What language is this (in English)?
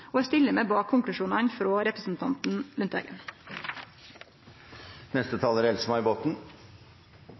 Norwegian Nynorsk